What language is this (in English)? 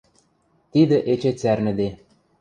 Western Mari